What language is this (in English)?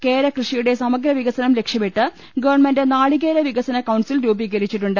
Malayalam